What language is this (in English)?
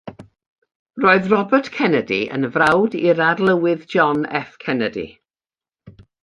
Welsh